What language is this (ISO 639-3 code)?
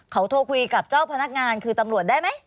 tha